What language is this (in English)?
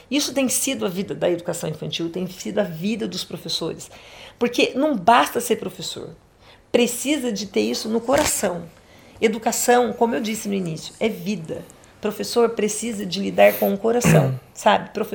Portuguese